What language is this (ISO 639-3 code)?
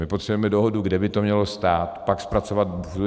ces